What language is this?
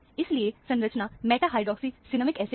Hindi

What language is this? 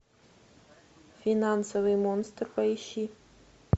Russian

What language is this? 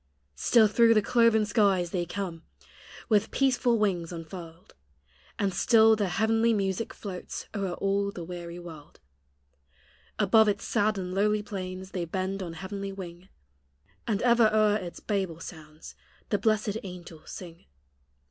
English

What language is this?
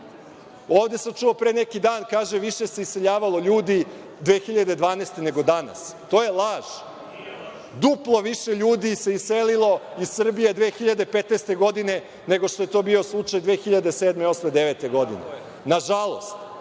Serbian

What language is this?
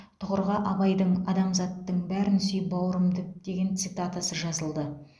Kazakh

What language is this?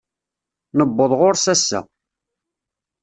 Kabyle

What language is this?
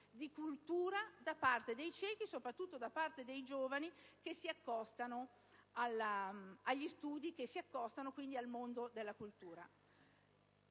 Italian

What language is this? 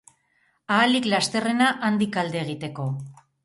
Basque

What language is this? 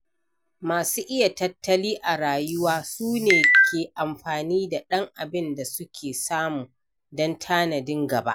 Hausa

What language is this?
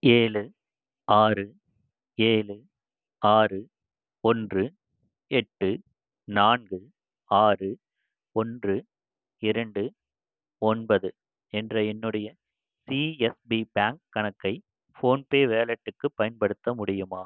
Tamil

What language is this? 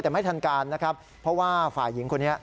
Thai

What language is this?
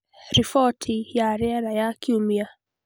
Kikuyu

